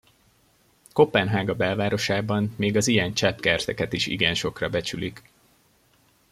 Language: Hungarian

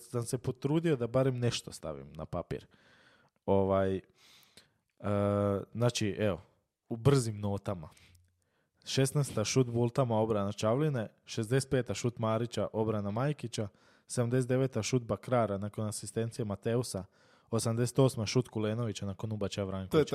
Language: Croatian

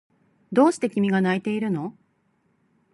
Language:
Japanese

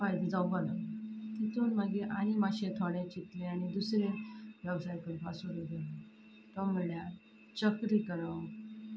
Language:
Konkani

